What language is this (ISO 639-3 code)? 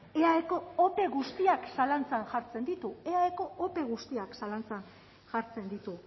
eus